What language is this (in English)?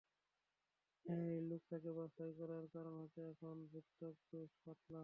Bangla